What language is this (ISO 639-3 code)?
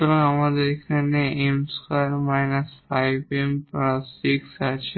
ben